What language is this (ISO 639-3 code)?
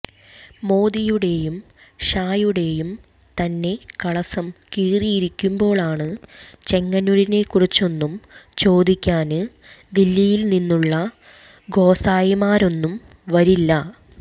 mal